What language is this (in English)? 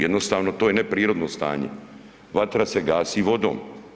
Croatian